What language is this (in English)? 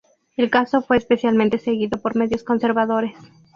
Spanish